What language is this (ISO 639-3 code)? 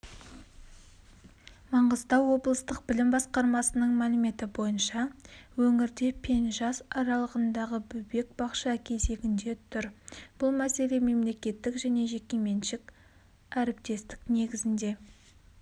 kaz